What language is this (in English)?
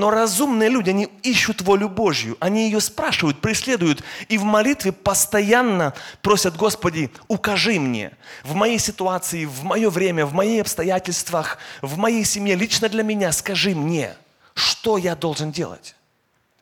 Russian